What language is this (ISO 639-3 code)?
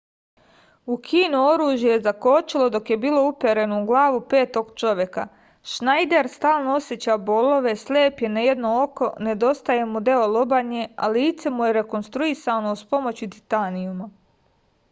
srp